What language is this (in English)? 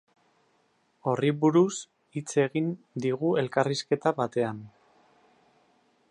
Basque